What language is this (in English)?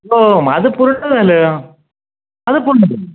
Marathi